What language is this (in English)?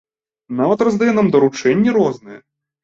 Belarusian